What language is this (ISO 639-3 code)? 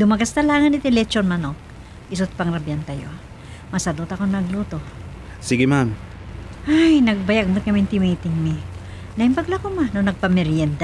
fil